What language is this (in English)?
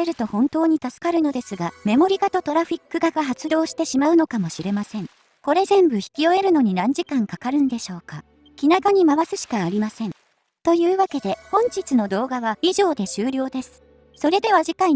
Japanese